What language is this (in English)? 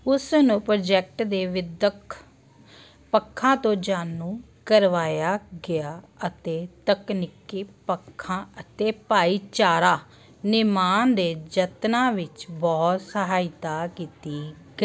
Punjabi